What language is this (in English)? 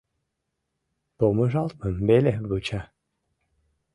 Mari